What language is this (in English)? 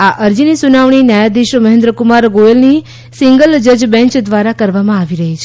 Gujarati